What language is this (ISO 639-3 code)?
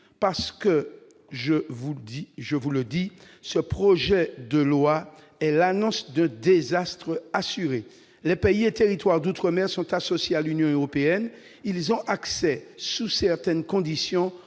fra